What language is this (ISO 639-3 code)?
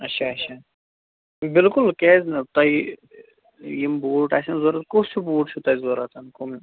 kas